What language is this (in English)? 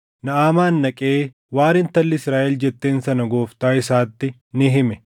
Oromo